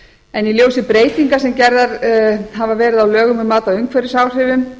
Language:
Icelandic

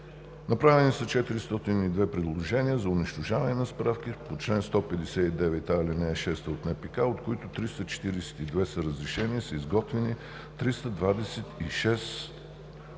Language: Bulgarian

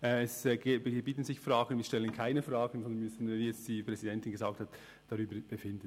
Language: Swiss German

